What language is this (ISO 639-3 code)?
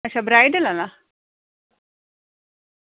doi